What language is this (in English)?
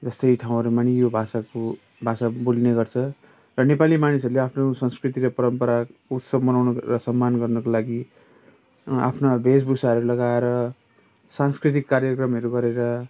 Nepali